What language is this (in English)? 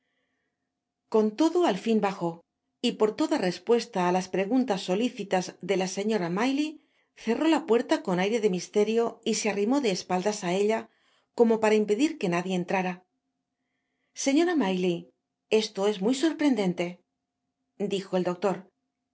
Spanish